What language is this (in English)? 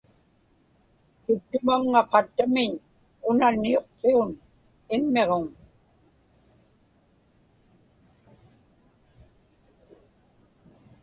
Inupiaq